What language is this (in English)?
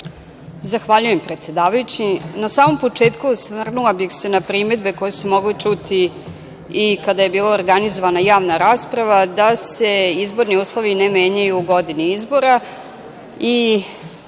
Serbian